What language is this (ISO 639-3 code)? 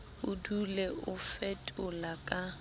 sot